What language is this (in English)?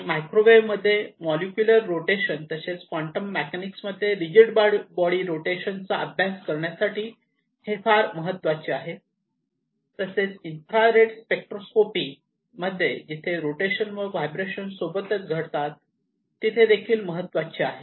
Marathi